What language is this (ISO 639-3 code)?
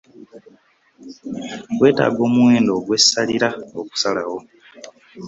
lug